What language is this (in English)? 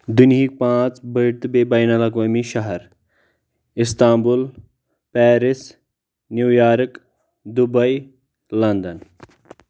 Kashmiri